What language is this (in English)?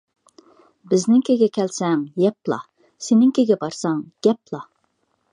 Uyghur